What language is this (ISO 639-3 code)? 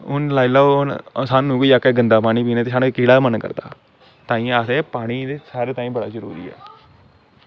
doi